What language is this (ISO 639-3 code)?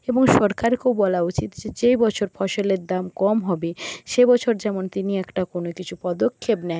ben